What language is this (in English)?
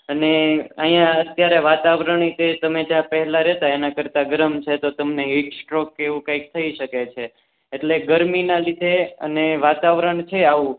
Gujarati